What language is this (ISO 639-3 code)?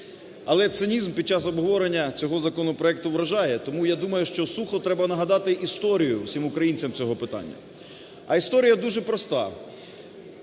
ukr